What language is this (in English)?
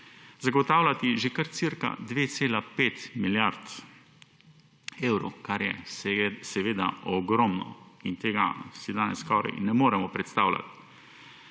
Slovenian